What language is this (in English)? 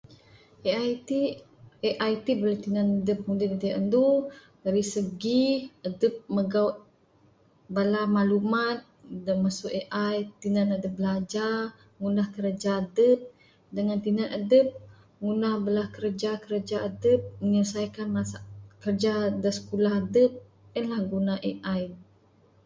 Bukar-Sadung Bidayuh